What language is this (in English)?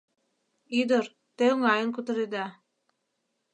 Mari